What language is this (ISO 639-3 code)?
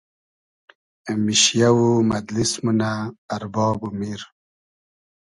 haz